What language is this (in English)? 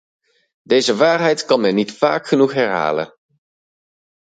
Dutch